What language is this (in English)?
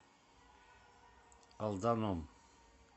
Russian